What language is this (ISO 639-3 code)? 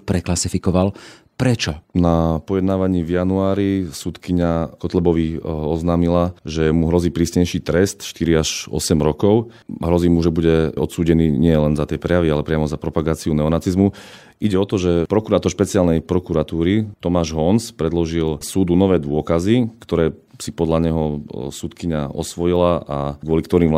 slk